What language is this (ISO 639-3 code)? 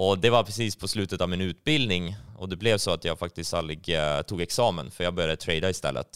swe